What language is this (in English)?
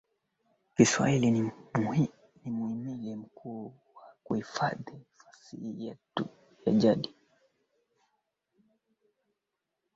Swahili